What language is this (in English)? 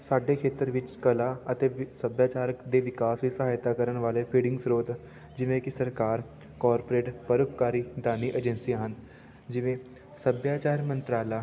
Punjabi